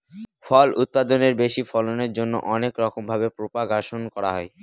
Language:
Bangla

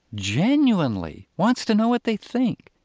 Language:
English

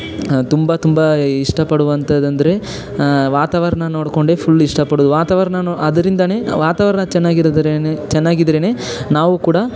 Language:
Kannada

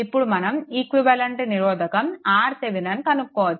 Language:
Telugu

